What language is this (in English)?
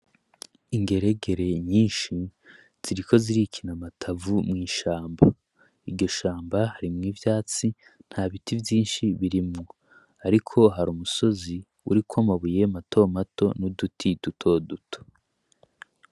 Rundi